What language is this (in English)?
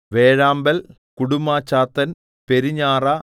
Malayalam